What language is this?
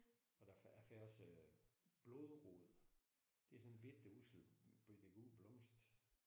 Danish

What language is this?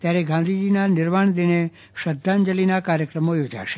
Gujarati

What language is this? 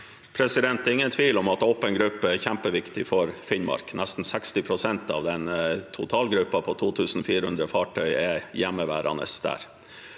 Norwegian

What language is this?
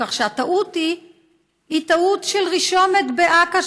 Hebrew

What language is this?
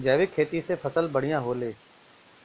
Bhojpuri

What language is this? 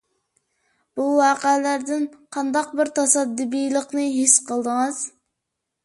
Uyghur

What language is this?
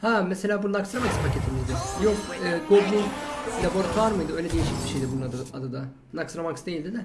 Turkish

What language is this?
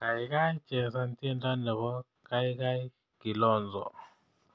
Kalenjin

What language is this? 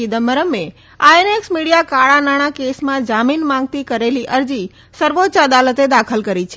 Gujarati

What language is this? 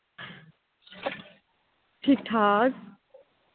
Dogri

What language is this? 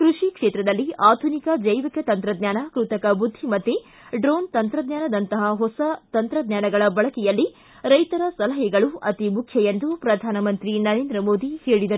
Kannada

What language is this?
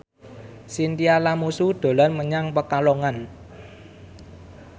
Javanese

